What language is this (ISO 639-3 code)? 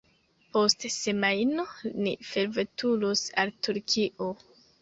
epo